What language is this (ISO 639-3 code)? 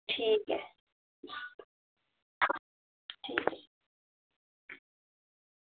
doi